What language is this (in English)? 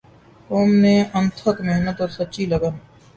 Urdu